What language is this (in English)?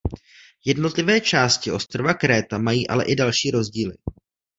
Czech